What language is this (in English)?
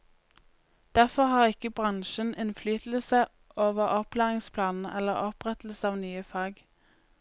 Norwegian